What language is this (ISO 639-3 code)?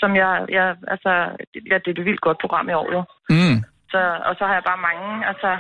dan